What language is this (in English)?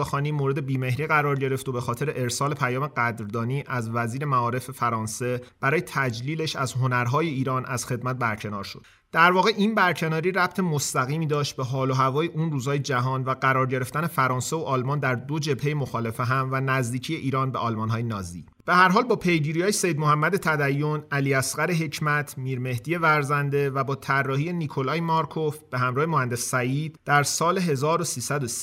Persian